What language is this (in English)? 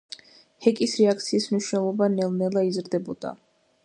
Georgian